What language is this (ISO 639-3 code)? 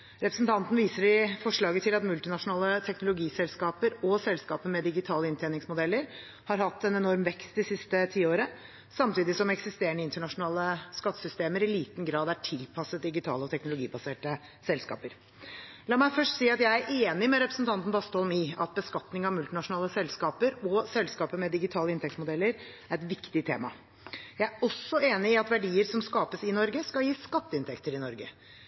nob